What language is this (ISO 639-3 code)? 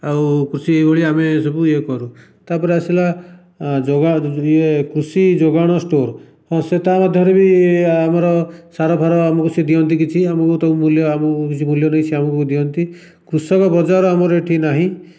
ori